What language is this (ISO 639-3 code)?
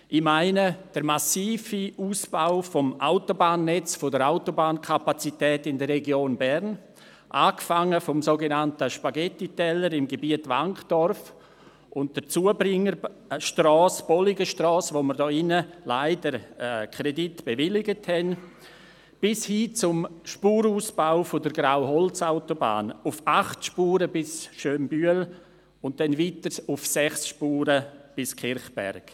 gsw